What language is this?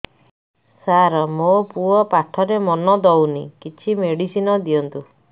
Odia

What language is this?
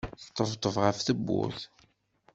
Kabyle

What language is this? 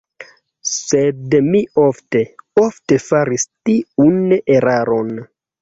Esperanto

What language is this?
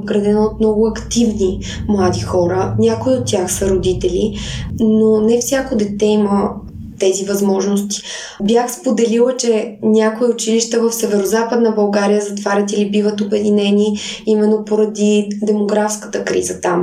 Bulgarian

